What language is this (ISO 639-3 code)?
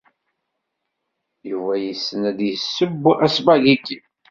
kab